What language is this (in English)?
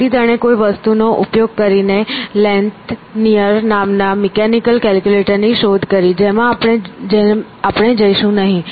Gujarati